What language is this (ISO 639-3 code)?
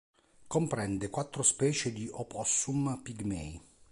ita